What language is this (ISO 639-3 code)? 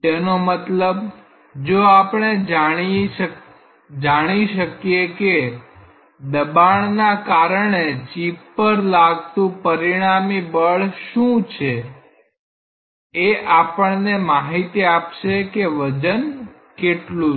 guj